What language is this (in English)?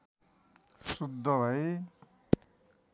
Nepali